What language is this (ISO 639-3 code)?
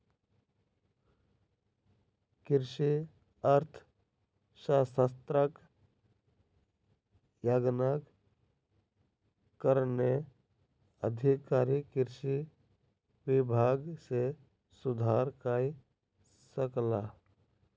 mai